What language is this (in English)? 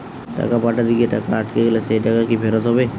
Bangla